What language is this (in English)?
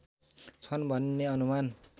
Nepali